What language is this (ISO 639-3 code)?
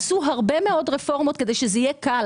heb